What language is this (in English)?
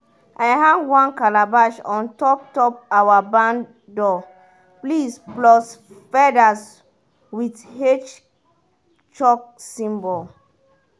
Nigerian Pidgin